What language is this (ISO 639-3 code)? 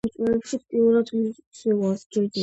kat